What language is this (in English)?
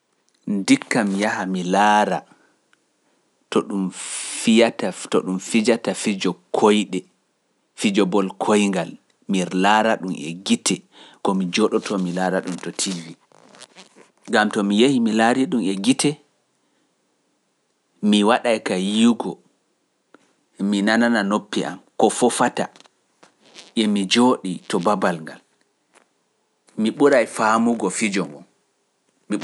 Pular